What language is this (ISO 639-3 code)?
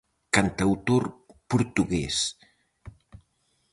glg